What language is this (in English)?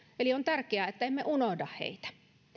Finnish